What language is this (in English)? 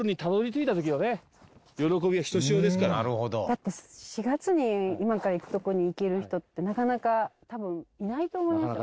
Japanese